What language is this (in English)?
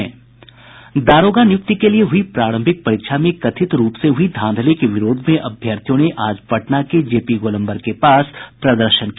Hindi